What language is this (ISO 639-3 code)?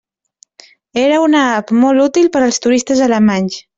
cat